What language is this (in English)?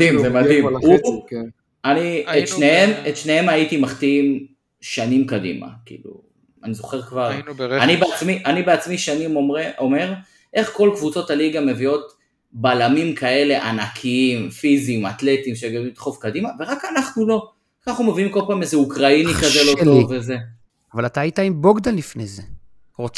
Hebrew